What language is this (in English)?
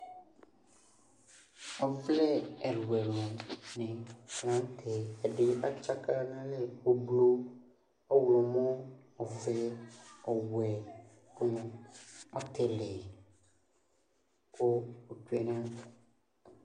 Ikposo